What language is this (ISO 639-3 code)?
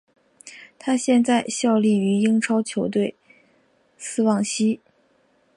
zho